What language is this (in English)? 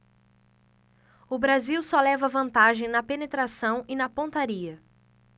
Portuguese